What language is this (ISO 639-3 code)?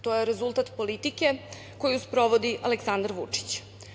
srp